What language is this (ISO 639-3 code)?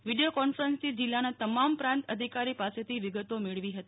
guj